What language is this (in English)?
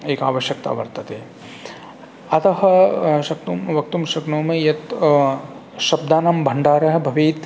Sanskrit